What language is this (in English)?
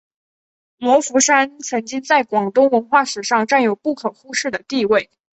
Chinese